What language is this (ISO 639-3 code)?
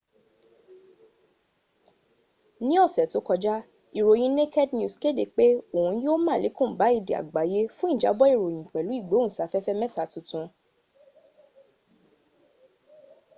yor